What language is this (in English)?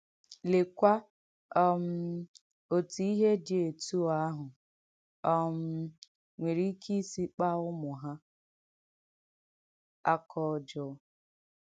Igbo